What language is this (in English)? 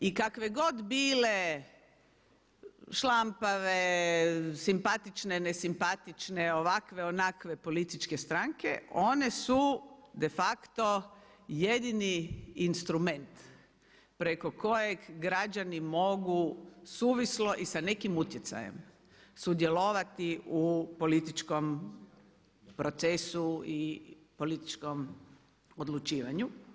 Croatian